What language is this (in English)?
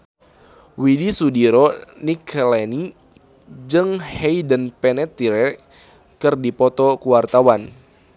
Sundanese